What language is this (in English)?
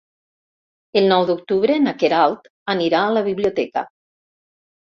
Catalan